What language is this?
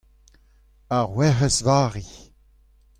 Breton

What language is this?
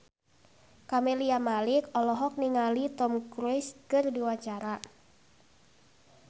Sundanese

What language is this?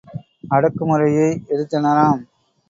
Tamil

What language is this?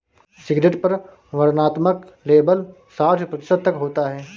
Hindi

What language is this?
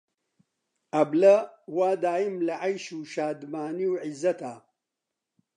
Central Kurdish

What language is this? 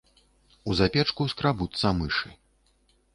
Belarusian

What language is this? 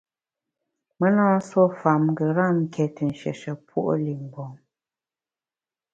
Bamun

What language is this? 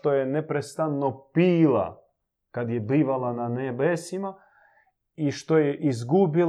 Croatian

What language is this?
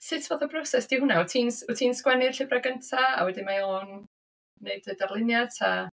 Welsh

